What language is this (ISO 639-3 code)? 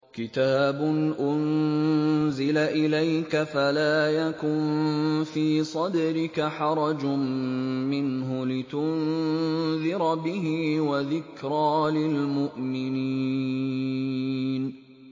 ara